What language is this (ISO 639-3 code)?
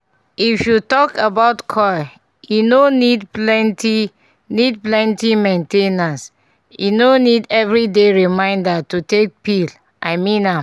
pcm